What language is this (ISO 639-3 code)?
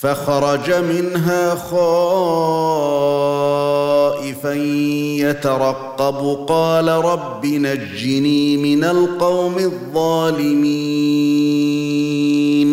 ara